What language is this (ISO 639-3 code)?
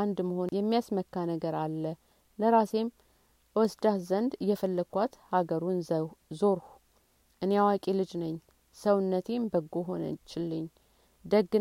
amh